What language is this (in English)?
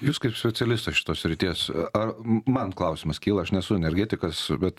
Lithuanian